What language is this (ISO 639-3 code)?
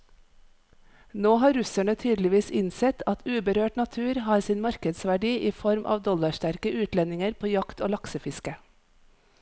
nor